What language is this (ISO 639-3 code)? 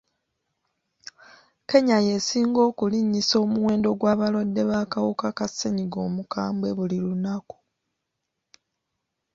lug